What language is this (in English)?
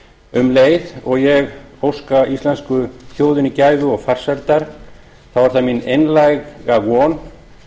Icelandic